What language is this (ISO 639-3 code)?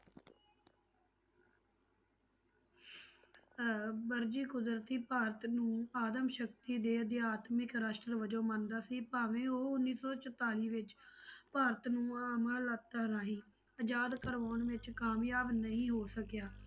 pan